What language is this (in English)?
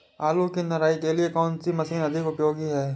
Hindi